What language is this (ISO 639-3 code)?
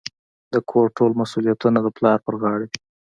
pus